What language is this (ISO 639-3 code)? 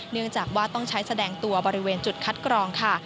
tha